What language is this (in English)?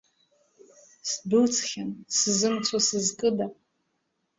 Abkhazian